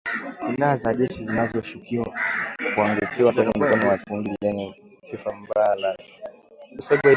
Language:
Swahili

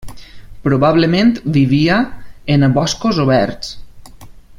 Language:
Catalan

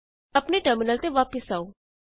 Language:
Punjabi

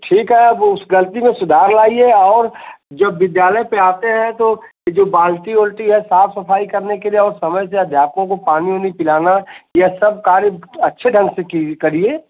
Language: Hindi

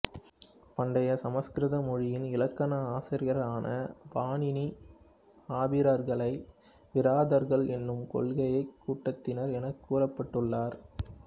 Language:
Tamil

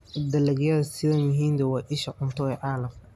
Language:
Somali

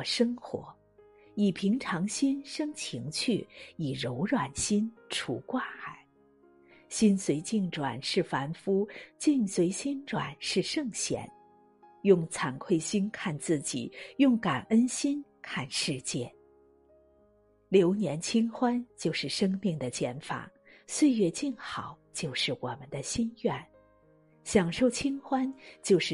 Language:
Chinese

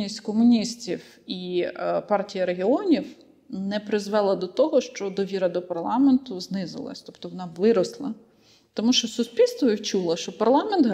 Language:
Ukrainian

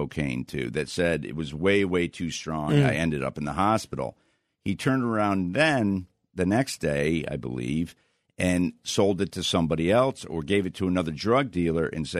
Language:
English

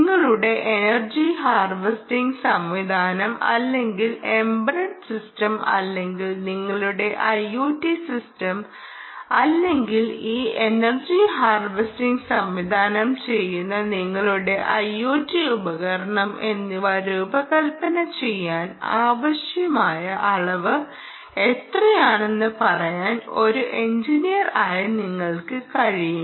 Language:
Malayalam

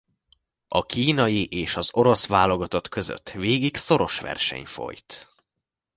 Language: Hungarian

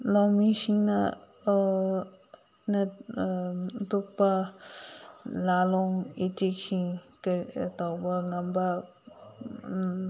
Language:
Manipuri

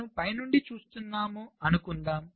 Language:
Telugu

